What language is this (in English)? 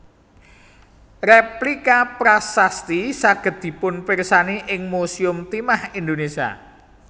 Javanese